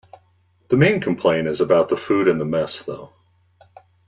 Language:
English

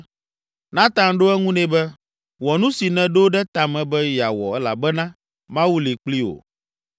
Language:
Ewe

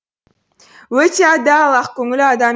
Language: Kazakh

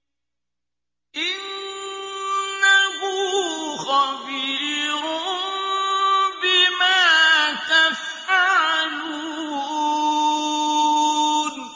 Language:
Arabic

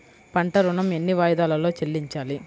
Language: Telugu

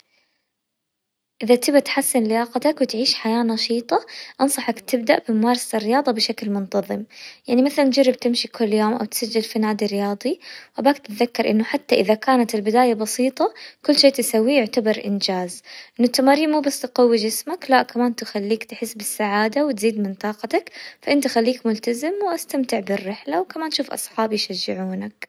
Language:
Hijazi Arabic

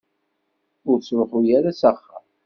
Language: Kabyle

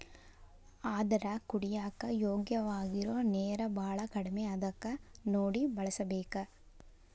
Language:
Kannada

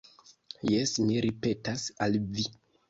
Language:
Esperanto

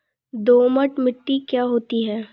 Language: Hindi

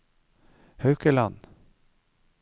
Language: Norwegian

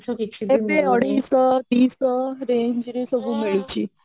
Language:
Odia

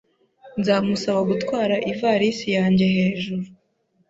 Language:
Kinyarwanda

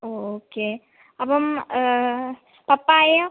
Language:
Malayalam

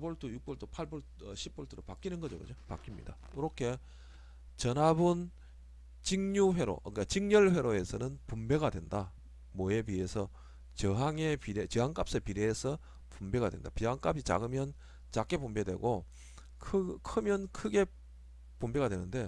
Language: Korean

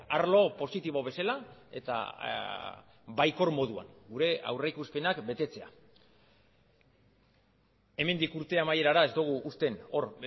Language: Basque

